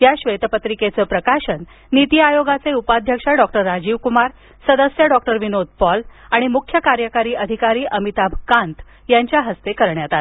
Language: Marathi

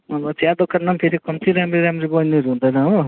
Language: Nepali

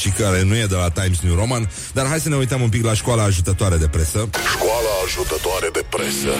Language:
Romanian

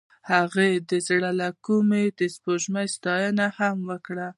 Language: Pashto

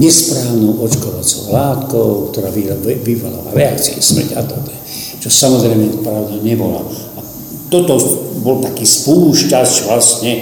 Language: Slovak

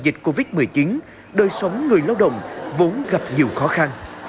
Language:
Vietnamese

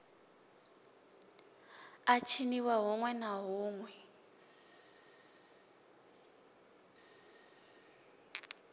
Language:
Venda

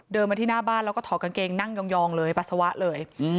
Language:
Thai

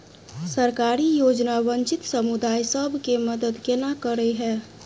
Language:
Maithili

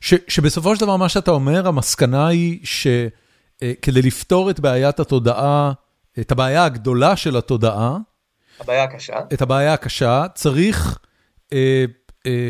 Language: Hebrew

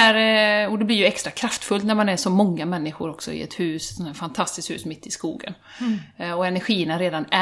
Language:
Swedish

